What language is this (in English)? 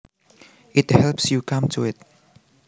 Javanese